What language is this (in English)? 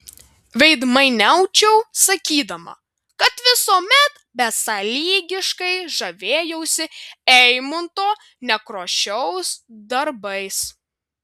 Lithuanian